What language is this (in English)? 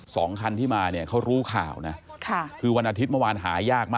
Thai